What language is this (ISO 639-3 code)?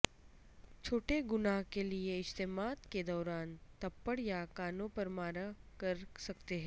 urd